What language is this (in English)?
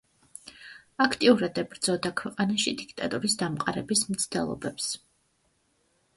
Georgian